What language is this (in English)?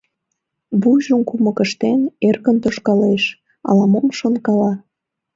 Mari